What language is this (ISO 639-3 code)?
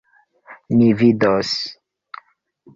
epo